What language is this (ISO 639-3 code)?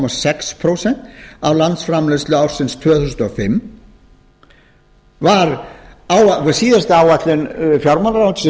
isl